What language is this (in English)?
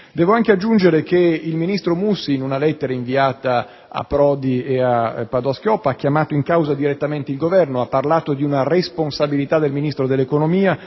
Italian